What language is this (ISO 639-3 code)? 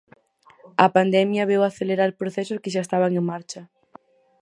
glg